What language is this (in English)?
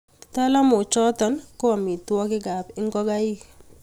Kalenjin